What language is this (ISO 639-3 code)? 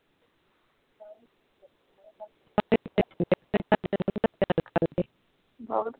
pan